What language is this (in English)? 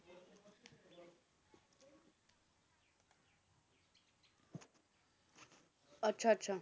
Punjabi